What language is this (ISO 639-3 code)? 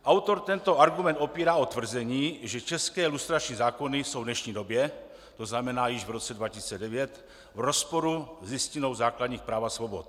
ces